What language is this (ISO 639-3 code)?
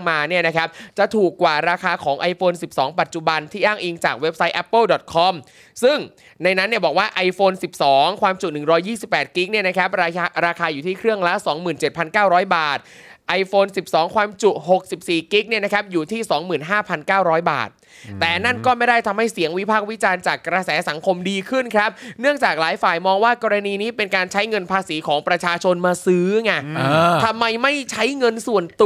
tha